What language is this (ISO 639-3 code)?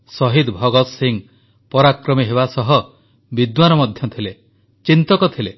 ori